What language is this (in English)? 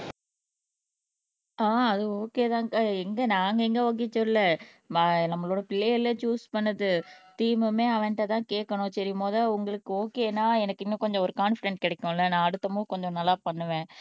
Tamil